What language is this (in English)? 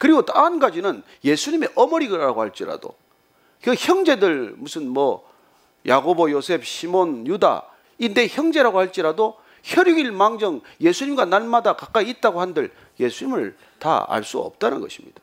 Korean